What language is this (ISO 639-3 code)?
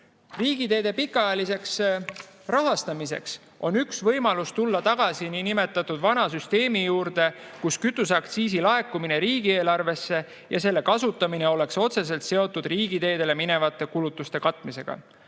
est